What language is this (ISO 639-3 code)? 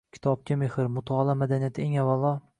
uzb